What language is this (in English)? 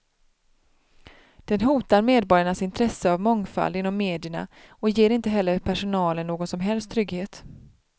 Swedish